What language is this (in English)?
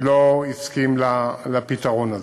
Hebrew